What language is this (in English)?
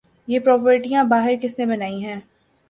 Urdu